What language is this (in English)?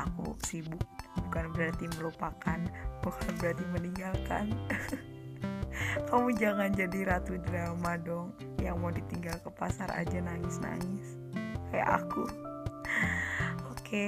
Indonesian